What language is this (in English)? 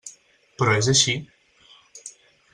Catalan